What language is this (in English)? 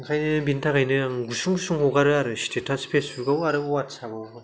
Bodo